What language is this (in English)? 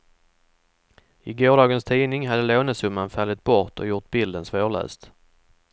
Swedish